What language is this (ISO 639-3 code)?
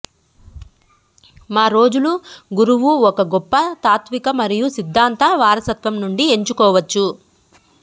tel